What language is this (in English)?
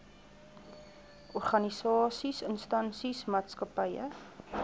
Afrikaans